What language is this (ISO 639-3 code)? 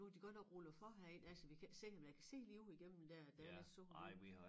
dan